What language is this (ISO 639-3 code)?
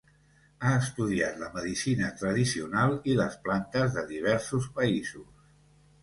cat